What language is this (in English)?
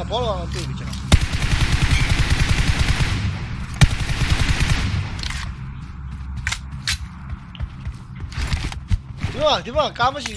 Thai